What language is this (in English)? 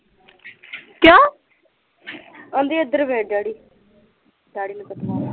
Punjabi